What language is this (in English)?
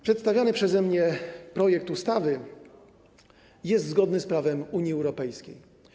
Polish